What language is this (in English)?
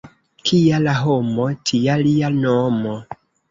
Esperanto